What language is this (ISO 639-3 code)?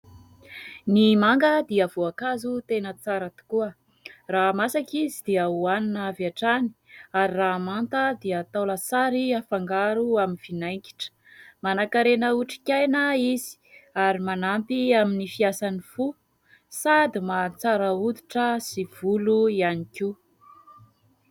mlg